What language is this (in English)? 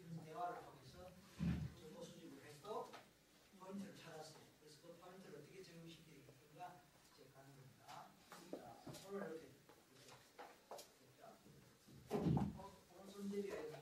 Korean